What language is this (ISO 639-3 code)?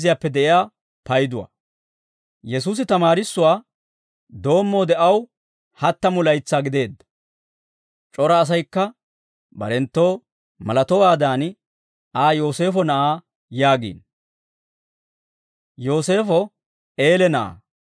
dwr